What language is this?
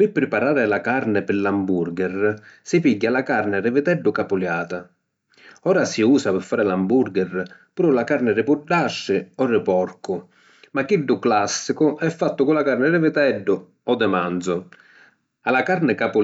Sicilian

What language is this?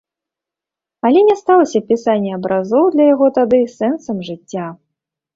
Belarusian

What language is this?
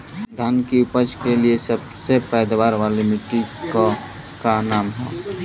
Bhojpuri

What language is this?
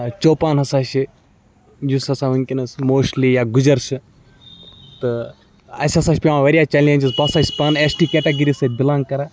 Kashmiri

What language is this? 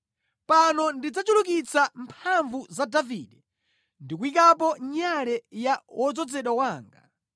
Nyanja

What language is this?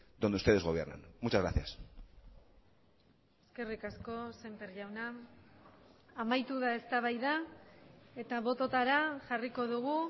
Basque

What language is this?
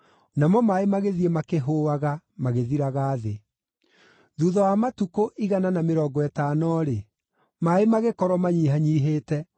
Kikuyu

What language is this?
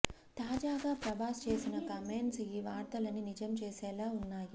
Telugu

